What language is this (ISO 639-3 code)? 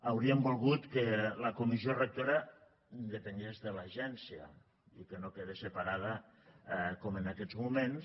cat